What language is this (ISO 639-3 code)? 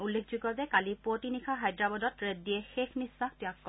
asm